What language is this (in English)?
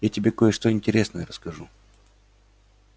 Russian